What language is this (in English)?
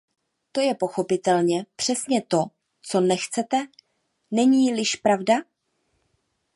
Czech